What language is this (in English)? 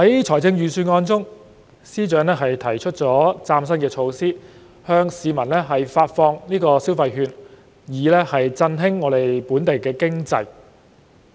Cantonese